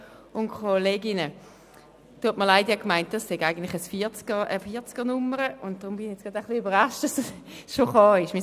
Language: Swiss German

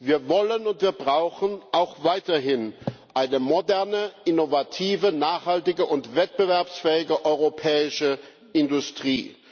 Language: German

